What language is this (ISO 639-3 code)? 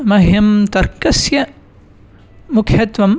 san